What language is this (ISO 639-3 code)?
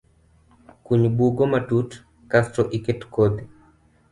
luo